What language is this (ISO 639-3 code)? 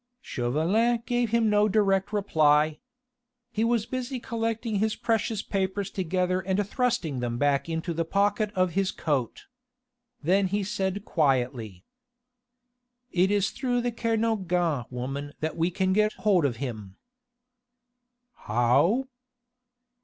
eng